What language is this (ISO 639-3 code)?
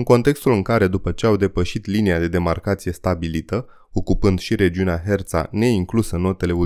ron